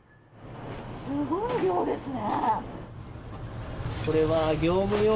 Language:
Japanese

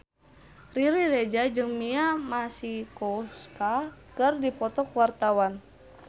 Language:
Sundanese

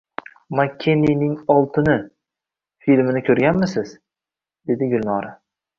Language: Uzbek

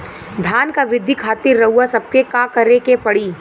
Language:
Bhojpuri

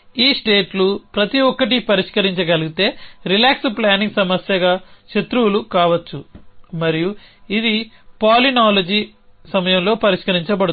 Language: Telugu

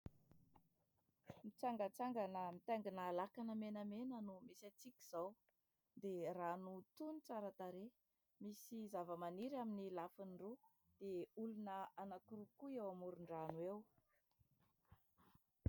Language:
Malagasy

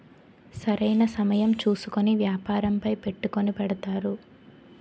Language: Telugu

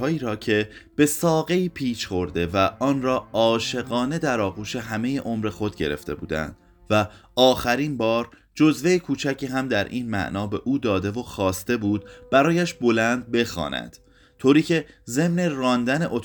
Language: Persian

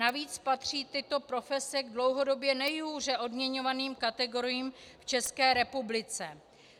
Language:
Czech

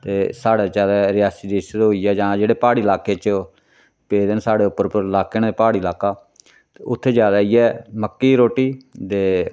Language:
Dogri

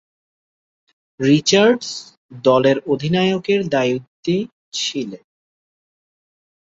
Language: Bangla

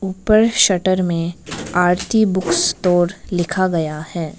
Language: Hindi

